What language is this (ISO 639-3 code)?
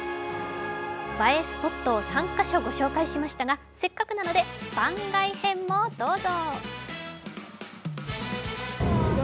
jpn